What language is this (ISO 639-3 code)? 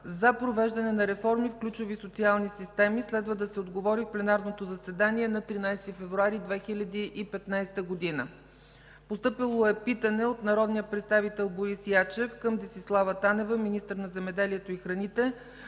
bul